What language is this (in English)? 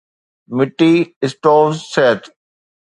Sindhi